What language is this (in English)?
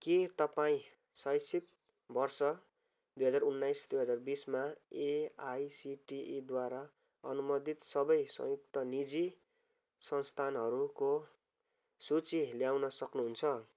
Nepali